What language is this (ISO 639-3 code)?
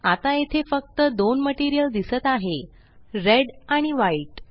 mar